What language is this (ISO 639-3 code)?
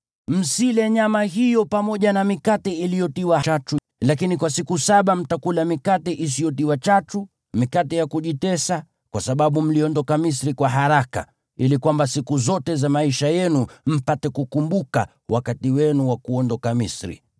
swa